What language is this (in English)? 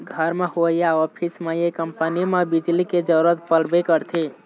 Chhattisgarhi